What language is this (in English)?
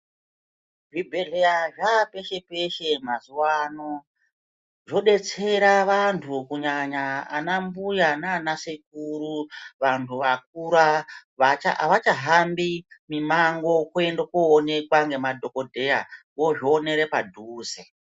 Ndau